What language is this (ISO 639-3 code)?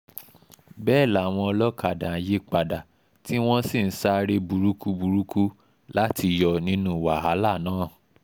yor